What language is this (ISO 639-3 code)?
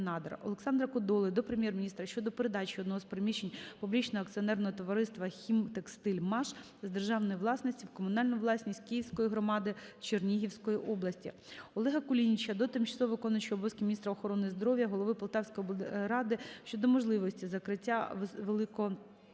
ukr